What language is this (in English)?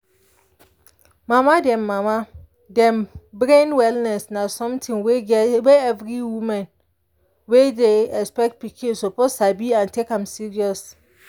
Nigerian Pidgin